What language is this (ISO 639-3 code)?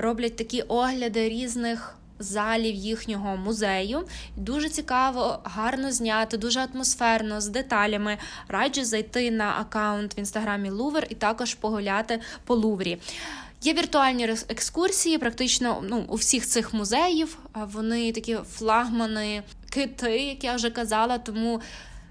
ukr